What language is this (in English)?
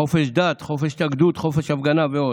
Hebrew